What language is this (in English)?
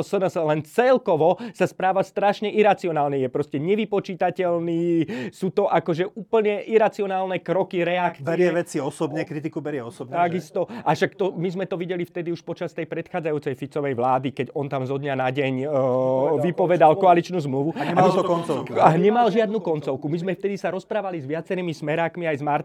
Slovak